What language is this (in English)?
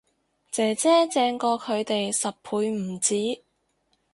Cantonese